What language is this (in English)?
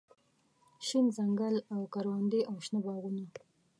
Pashto